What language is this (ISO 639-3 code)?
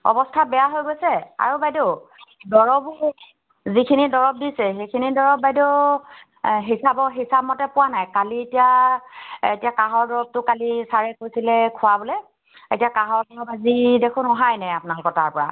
asm